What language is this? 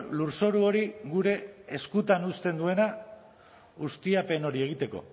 Basque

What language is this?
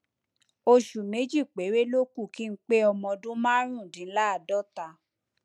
Yoruba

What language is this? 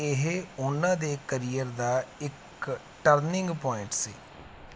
Punjabi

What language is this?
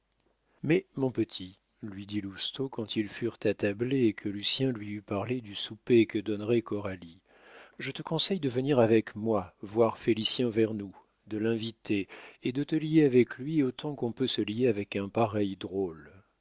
French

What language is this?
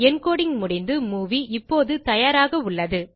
Tamil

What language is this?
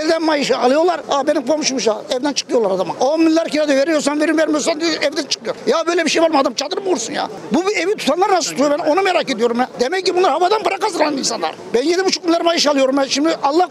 Turkish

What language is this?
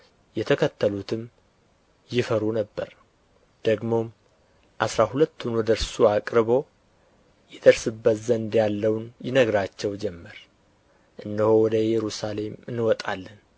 Amharic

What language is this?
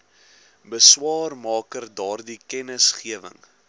Afrikaans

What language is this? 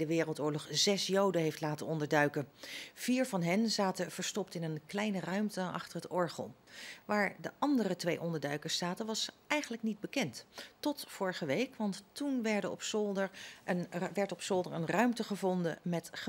Dutch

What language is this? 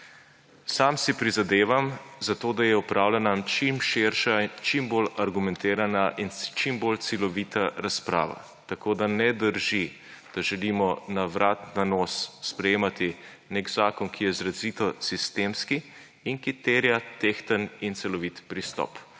Slovenian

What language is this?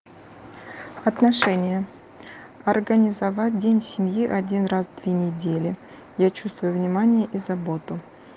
Russian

